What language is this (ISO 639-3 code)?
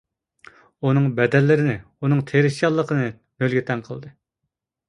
uig